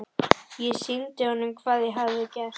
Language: Icelandic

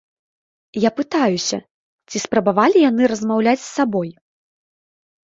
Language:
Belarusian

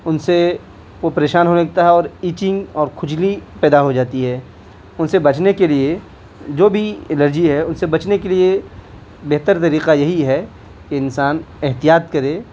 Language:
Urdu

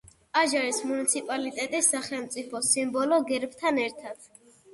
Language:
Georgian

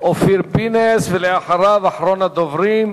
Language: Hebrew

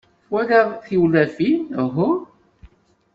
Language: Kabyle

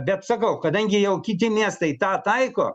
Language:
Lithuanian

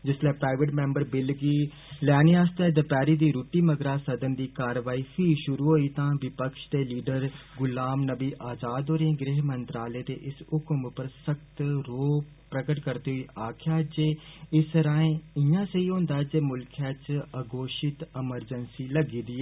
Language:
Dogri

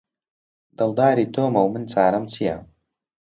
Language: Central Kurdish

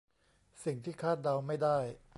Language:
Thai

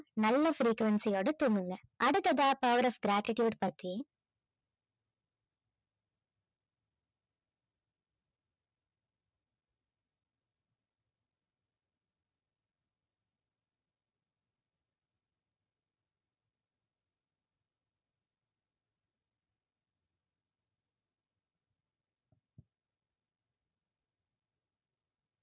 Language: Tamil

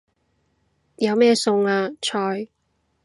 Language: Cantonese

